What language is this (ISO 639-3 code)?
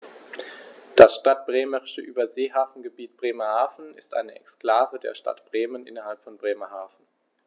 deu